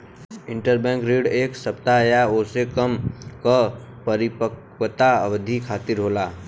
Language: Bhojpuri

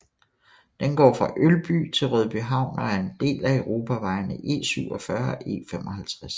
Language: Danish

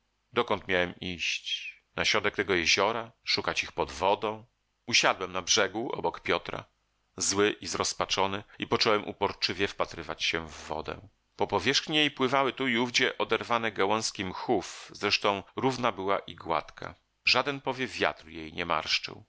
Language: Polish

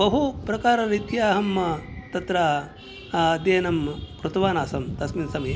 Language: Sanskrit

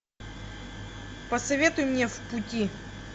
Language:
Russian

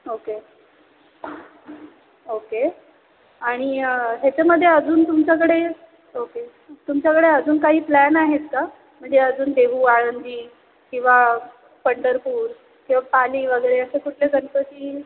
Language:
Marathi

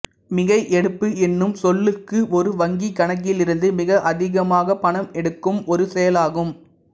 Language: Tamil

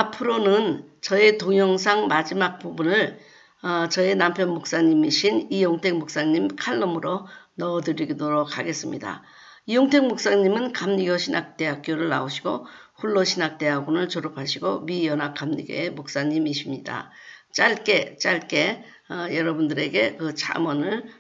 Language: Korean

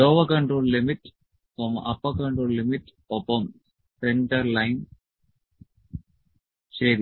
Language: Malayalam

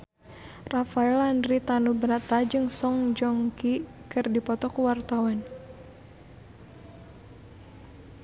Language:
Sundanese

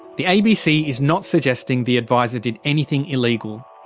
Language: English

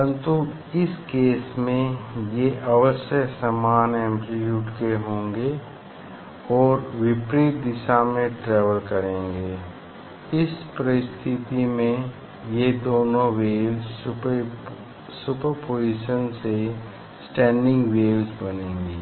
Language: Hindi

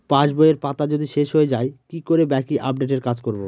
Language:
Bangla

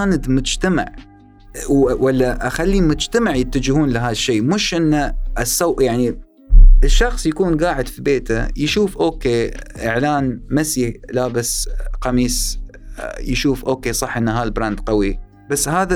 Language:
Arabic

